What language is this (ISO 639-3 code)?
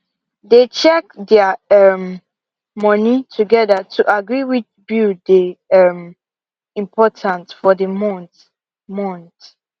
pcm